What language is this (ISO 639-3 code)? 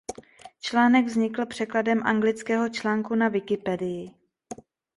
ces